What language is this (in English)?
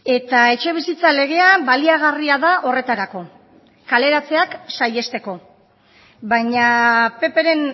Basque